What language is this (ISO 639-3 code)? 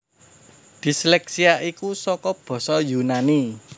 jav